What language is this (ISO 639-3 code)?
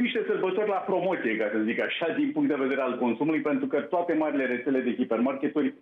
ron